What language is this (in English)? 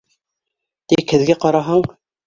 Bashkir